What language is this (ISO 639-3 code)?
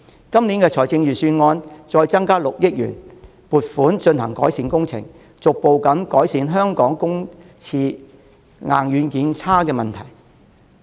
yue